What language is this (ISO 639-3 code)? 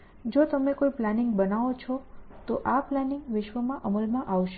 guj